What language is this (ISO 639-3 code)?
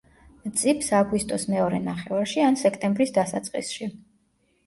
kat